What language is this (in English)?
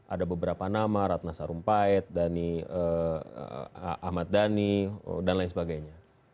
Indonesian